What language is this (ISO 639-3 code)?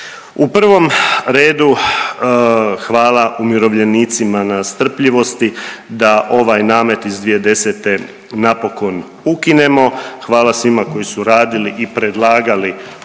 hrv